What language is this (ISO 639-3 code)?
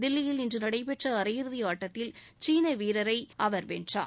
tam